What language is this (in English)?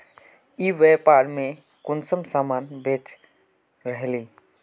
Magahi